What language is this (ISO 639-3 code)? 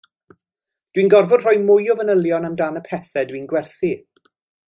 cym